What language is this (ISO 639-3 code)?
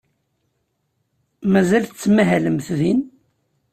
kab